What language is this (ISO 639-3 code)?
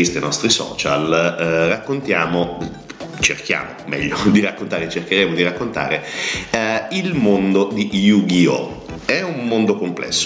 ita